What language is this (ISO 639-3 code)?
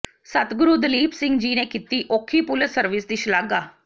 pan